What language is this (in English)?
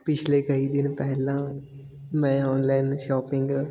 Punjabi